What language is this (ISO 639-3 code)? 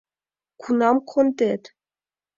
chm